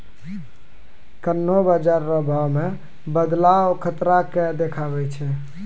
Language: Maithili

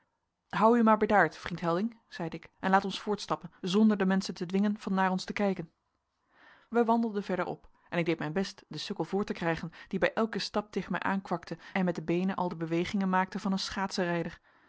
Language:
Dutch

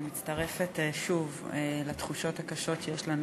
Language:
Hebrew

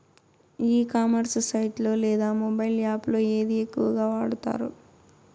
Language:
Telugu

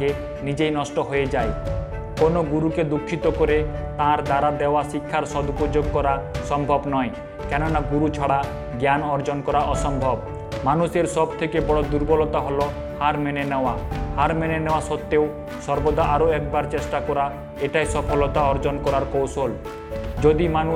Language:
Bangla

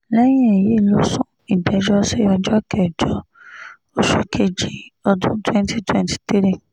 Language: Yoruba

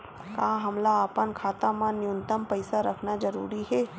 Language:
Chhattisgarhi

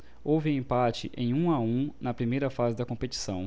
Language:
Portuguese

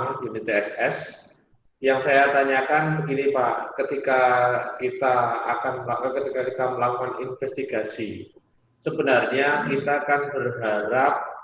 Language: Indonesian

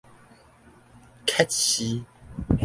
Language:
Min Nan Chinese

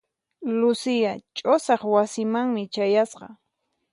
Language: Puno Quechua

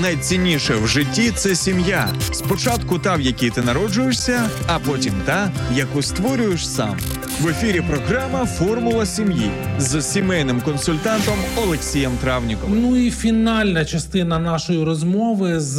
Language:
Ukrainian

